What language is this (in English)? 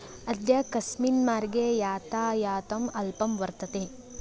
Sanskrit